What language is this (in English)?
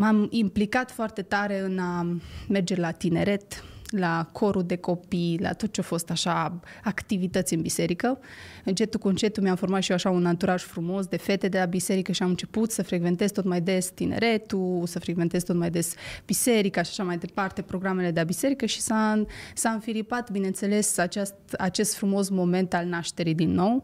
Romanian